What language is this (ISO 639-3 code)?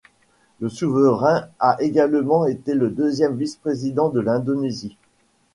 fra